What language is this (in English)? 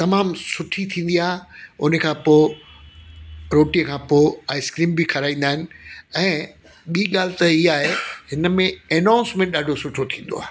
Sindhi